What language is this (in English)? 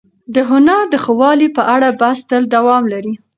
Pashto